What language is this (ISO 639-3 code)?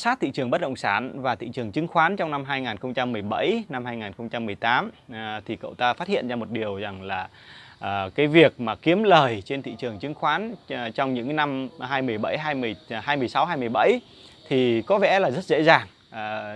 vie